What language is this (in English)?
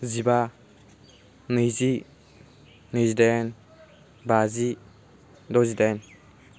Bodo